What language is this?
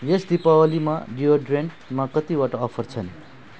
Nepali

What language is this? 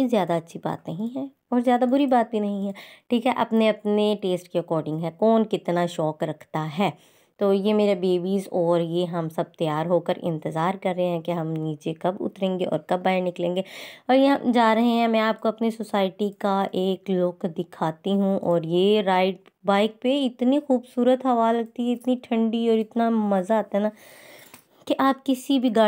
Hindi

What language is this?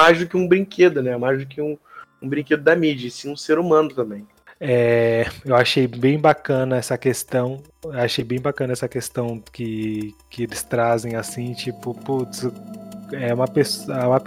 Portuguese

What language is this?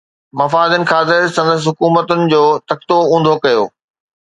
Sindhi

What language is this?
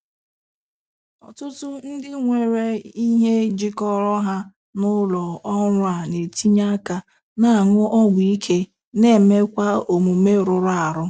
Igbo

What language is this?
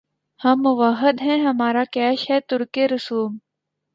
Urdu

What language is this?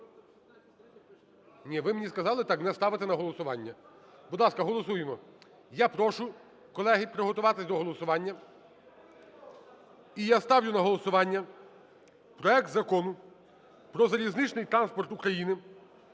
Ukrainian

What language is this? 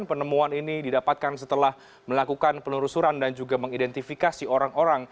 Indonesian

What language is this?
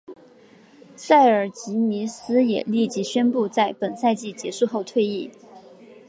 Chinese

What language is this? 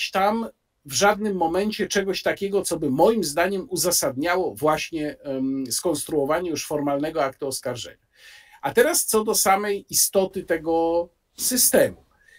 Polish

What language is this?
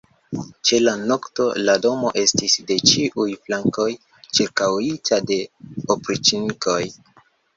Esperanto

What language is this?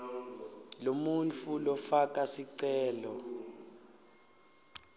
Swati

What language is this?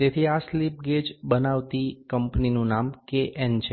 Gujarati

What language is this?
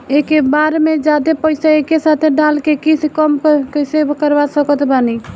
Bhojpuri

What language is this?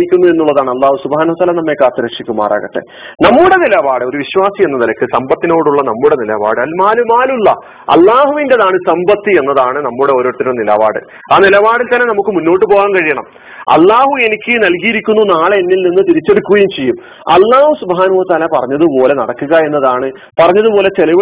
Malayalam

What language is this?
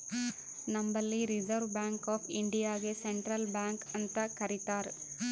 Kannada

